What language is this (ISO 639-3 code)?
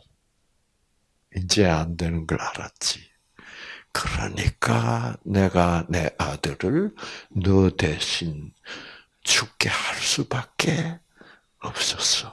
kor